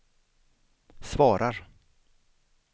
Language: Swedish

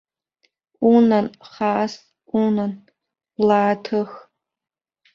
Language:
Abkhazian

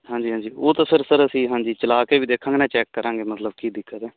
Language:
Punjabi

